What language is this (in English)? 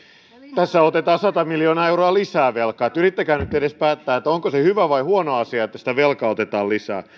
Finnish